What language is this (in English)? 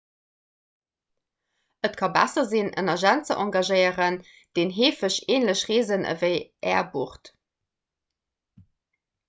Luxembourgish